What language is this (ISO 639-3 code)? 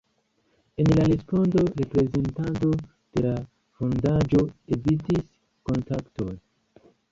epo